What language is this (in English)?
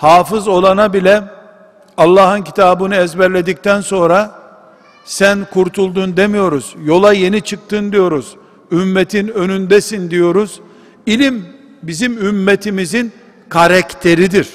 Turkish